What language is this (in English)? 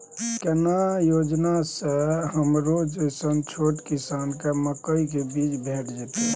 Maithili